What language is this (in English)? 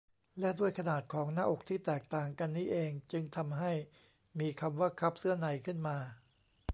Thai